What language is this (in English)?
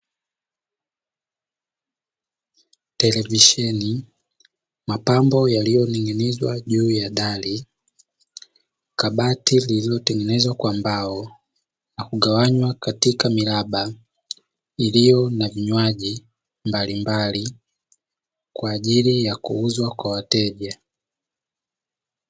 Swahili